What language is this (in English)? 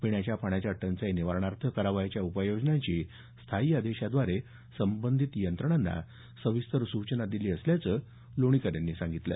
Marathi